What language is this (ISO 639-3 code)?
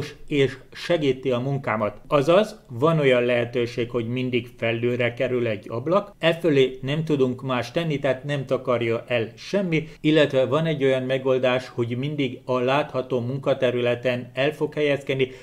hun